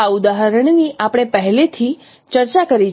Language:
Gujarati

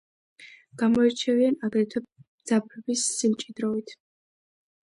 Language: Georgian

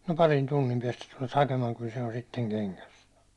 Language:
Finnish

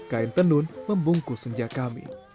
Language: Indonesian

